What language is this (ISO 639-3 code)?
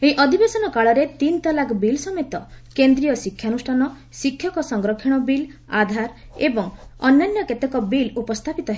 ori